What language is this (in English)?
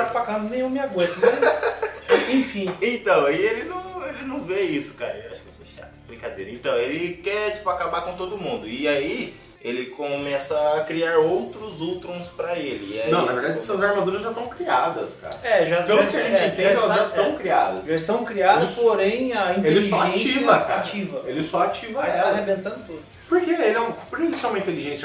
Portuguese